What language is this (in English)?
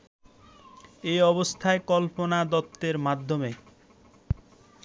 Bangla